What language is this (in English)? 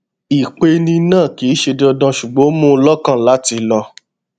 Yoruba